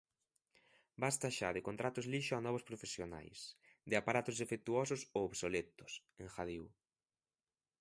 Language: Galician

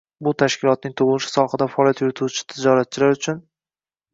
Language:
Uzbek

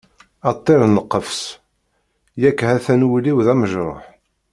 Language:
Kabyle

